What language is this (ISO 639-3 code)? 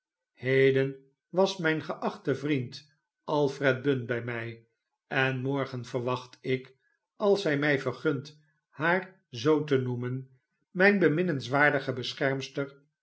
nld